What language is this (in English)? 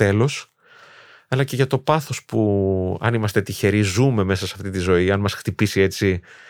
Greek